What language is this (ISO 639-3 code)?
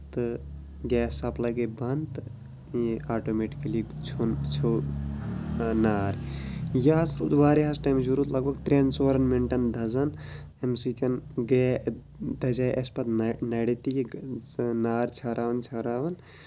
kas